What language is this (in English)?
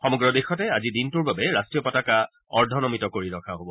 Assamese